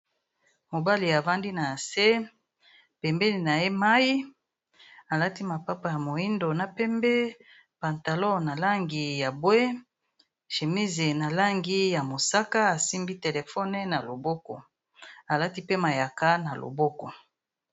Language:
Lingala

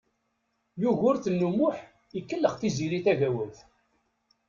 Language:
Kabyle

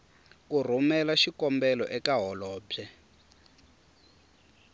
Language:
Tsonga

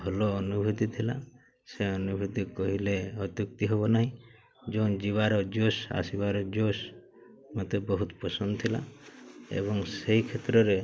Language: Odia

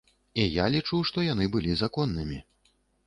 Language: Belarusian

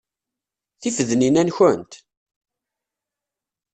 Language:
Kabyle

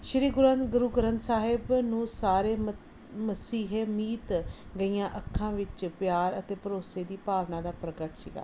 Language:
Punjabi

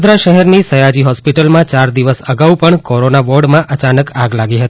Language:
Gujarati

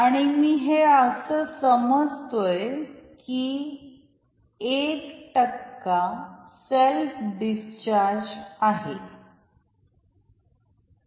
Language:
Marathi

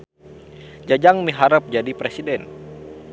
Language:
Sundanese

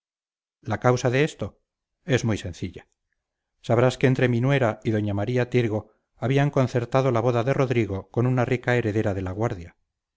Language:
Spanish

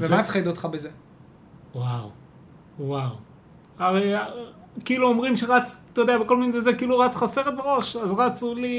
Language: Hebrew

